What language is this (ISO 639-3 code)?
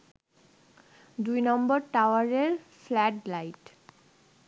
ben